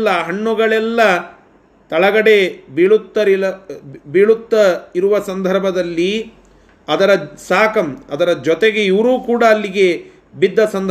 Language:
Kannada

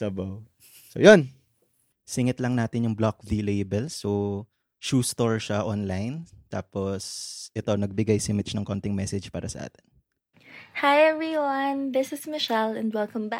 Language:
Filipino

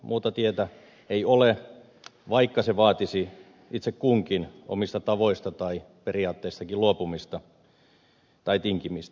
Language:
Finnish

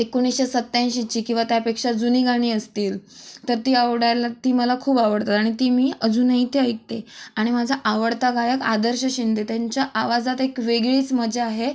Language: Marathi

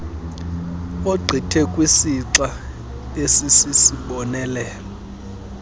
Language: Xhosa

